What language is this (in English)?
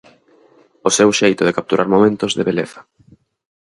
Galician